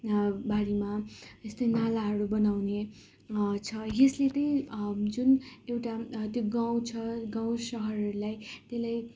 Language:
Nepali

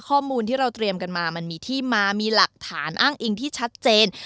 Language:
Thai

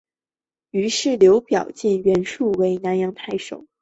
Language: Chinese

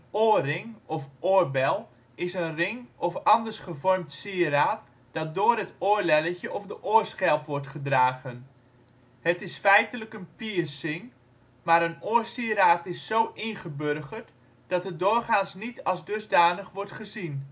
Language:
Dutch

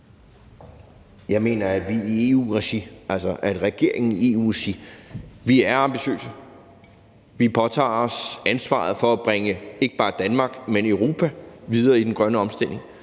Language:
Danish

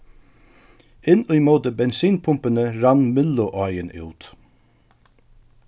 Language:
Faroese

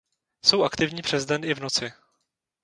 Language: Czech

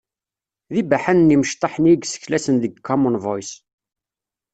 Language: Kabyle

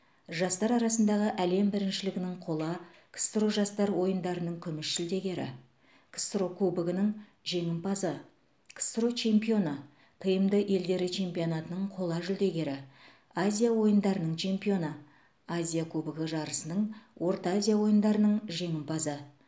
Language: Kazakh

